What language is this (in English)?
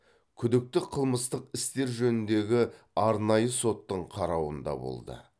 Kazakh